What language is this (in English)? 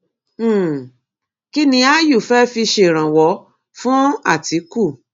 Yoruba